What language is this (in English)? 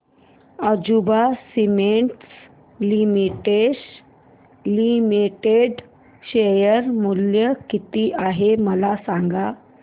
Marathi